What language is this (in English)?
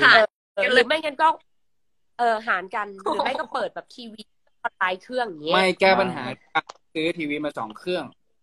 Thai